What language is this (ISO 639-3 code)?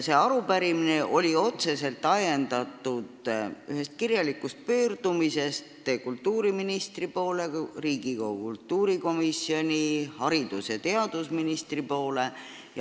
est